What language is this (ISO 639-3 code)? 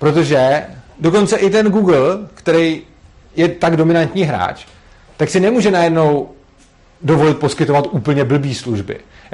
ces